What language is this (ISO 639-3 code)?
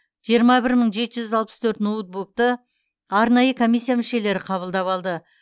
kaz